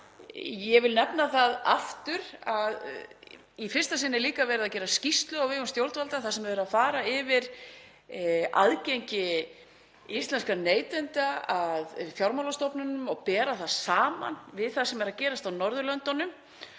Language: Icelandic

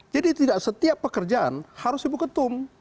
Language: Indonesian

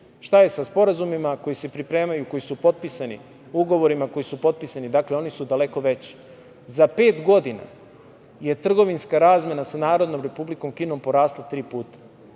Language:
Serbian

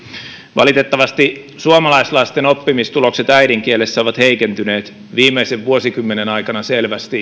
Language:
Finnish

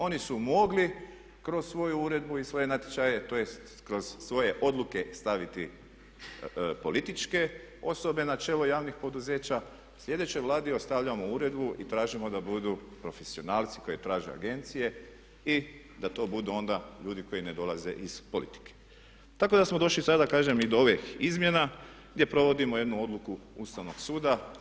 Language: Croatian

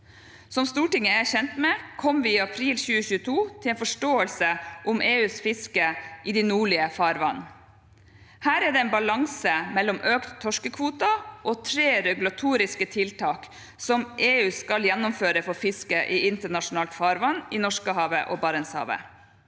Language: Norwegian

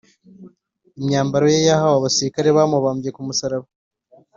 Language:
Kinyarwanda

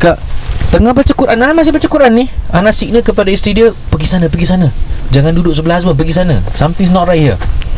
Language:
Malay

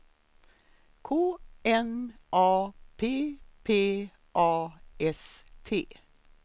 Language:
Swedish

